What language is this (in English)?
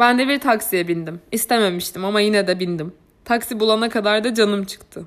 Turkish